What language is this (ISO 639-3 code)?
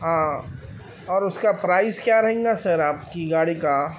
urd